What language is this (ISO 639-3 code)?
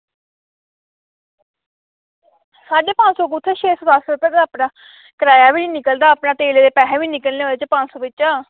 doi